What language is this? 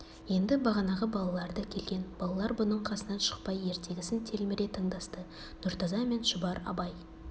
Kazakh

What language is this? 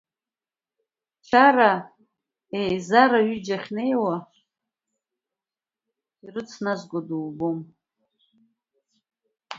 Abkhazian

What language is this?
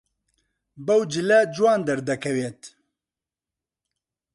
Central Kurdish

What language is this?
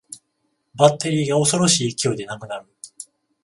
Japanese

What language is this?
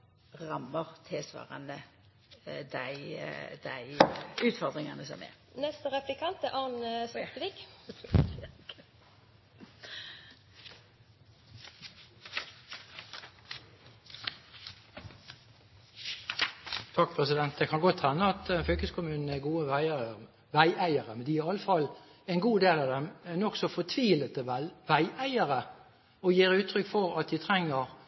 Norwegian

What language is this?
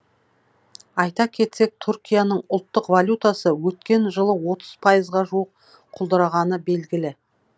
Kazakh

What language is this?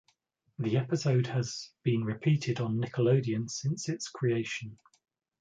English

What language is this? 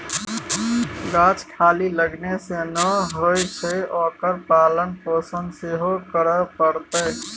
Maithili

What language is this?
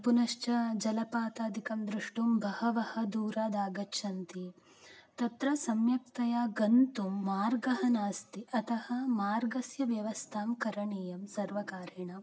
Sanskrit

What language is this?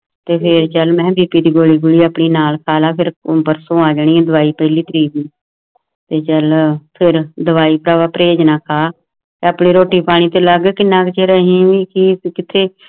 Punjabi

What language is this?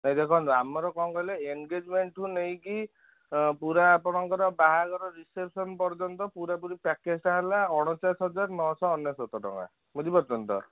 Odia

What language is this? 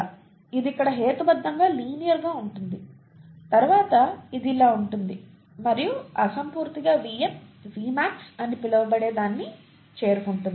Telugu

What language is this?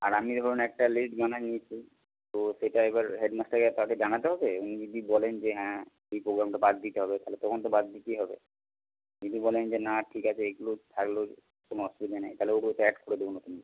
Bangla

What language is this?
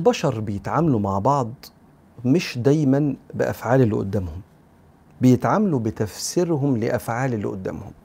Arabic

